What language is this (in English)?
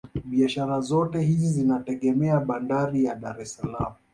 Swahili